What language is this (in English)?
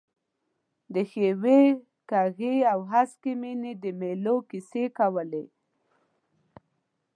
Pashto